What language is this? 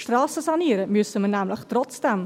Swiss German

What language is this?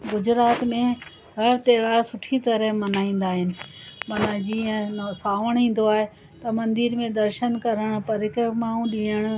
Sindhi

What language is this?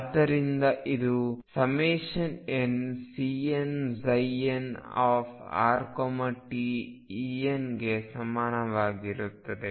Kannada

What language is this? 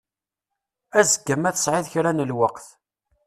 Kabyle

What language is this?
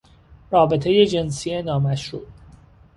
Persian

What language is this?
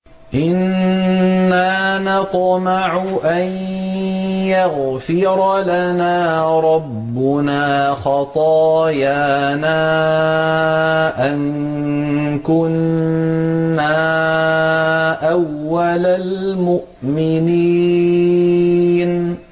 Arabic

